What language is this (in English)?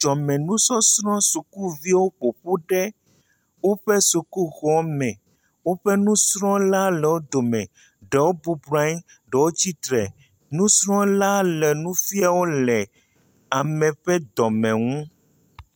Ewe